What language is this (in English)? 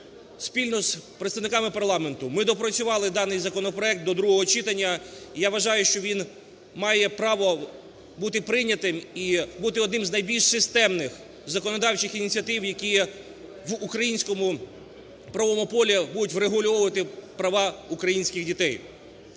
Ukrainian